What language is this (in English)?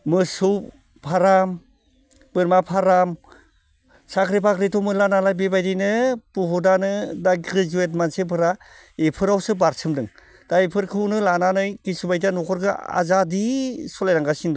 Bodo